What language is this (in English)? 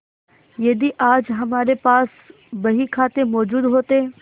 Hindi